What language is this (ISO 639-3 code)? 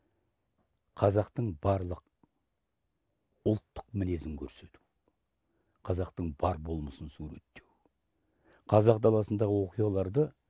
kaz